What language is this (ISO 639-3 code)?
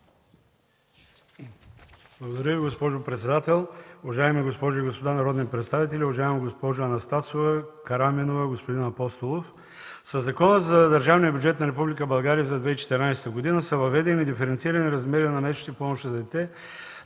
bul